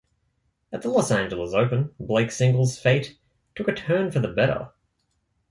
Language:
English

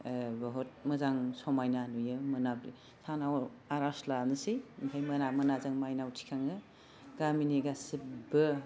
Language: Bodo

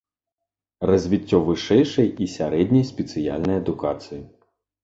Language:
Belarusian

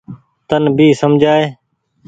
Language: Goaria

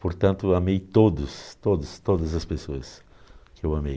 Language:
Portuguese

